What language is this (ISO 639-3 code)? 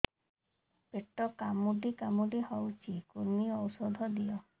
ori